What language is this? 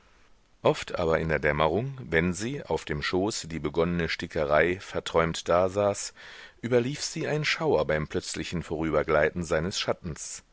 German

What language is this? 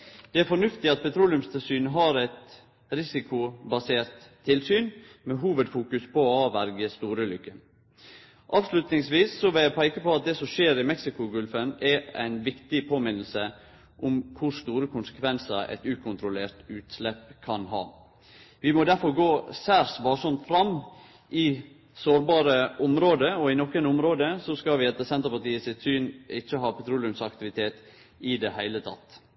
Norwegian Nynorsk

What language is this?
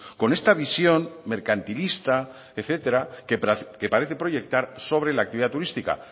Spanish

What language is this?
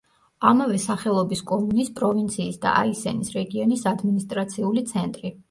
Georgian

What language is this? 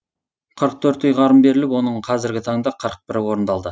Kazakh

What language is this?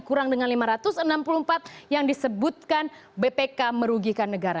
Indonesian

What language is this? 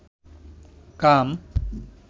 Bangla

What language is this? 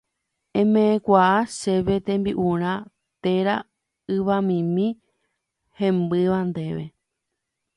Guarani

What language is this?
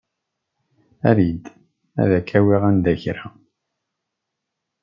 Kabyle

